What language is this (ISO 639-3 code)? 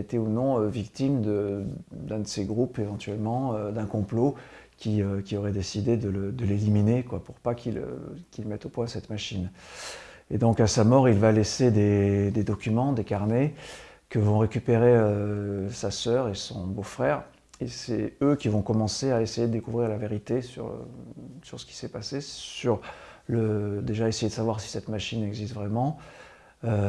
fra